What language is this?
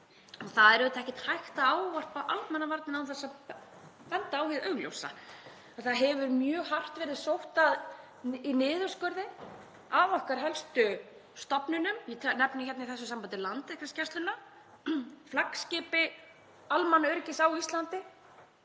Icelandic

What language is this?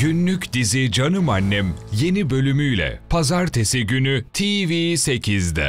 Turkish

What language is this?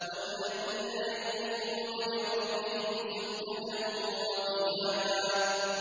Arabic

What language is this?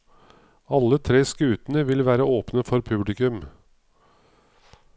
Norwegian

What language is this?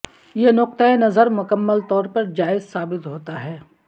Urdu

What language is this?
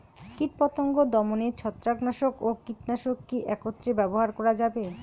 Bangla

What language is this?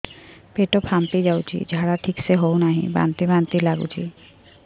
Odia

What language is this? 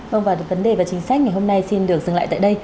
Vietnamese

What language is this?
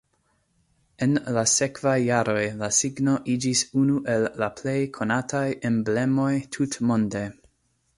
Esperanto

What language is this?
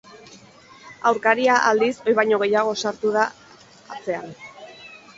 Basque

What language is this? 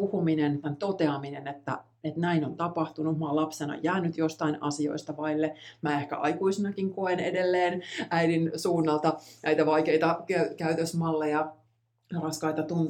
Finnish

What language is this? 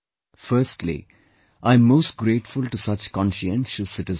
English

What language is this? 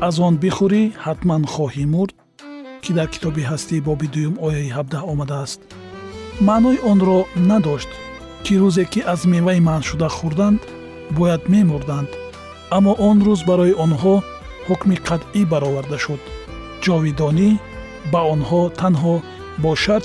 Persian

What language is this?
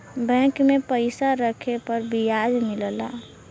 Bhojpuri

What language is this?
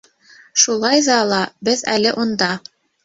Bashkir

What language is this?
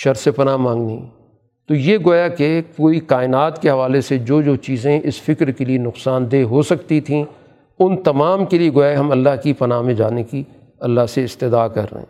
Urdu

